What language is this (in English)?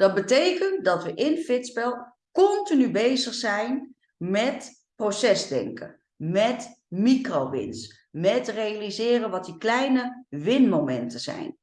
Dutch